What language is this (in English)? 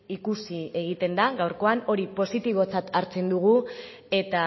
Basque